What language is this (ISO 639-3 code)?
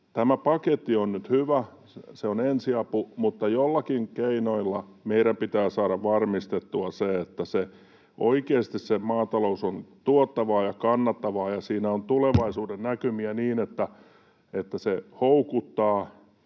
fin